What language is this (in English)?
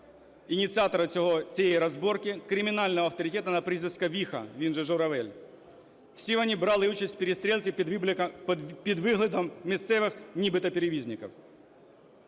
Ukrainian